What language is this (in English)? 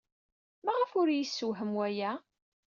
Kabyle